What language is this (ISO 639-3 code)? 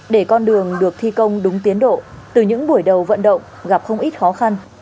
vie